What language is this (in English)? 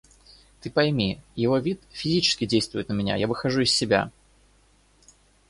Russian